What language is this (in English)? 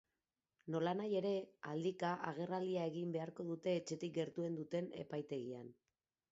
Basque